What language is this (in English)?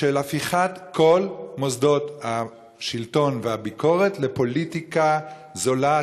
Hebrew